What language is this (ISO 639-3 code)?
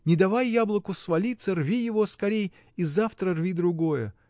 rus